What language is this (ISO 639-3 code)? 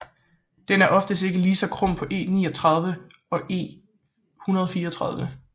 dan